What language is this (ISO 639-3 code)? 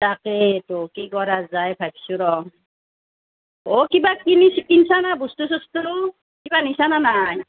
asm